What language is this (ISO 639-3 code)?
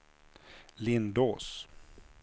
swe